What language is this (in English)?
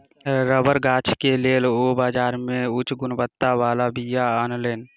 Maithili